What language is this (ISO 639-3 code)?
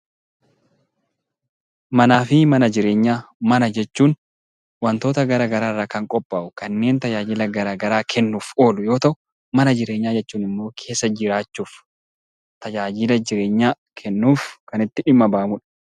orm